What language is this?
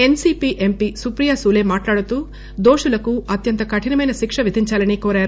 Telugu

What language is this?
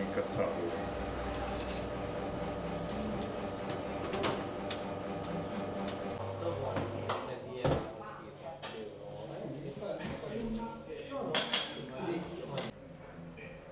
Italian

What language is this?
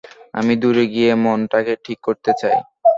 Bangla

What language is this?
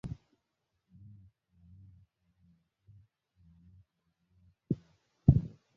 Swahili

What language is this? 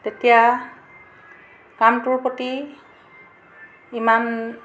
Assamese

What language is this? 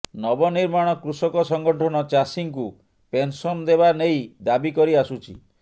Odia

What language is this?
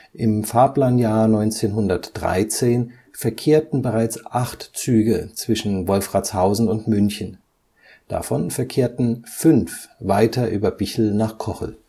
German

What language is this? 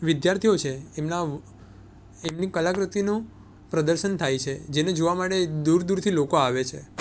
Gujarati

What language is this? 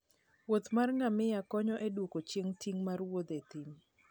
Luo (Kenya and Tanzania)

